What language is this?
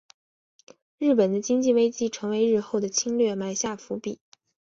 Chinese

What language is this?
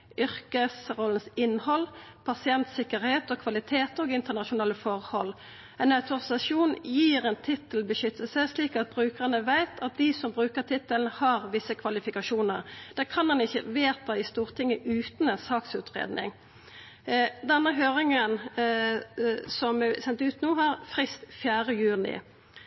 Norwegian Nynorsk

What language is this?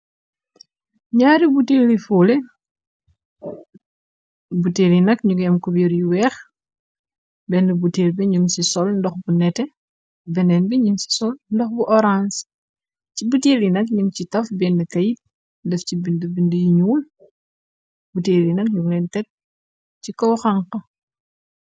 Wolof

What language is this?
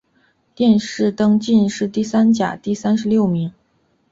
Chinese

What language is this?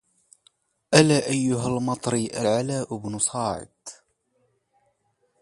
Arabic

